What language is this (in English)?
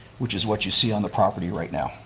English